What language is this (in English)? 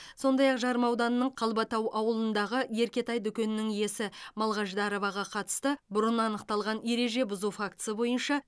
Kazakh